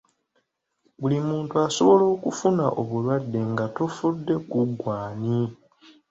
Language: Ganda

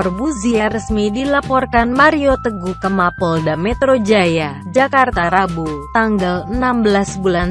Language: Indonesian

